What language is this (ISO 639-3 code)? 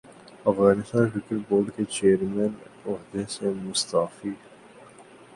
urd